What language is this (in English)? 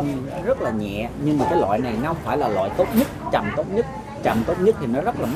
Vietnamese